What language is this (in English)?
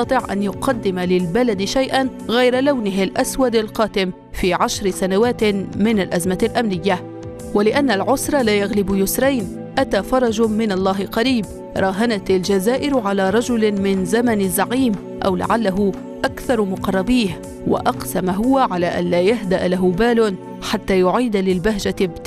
Arabic